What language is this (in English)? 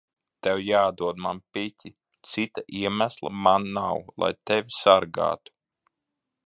Latvian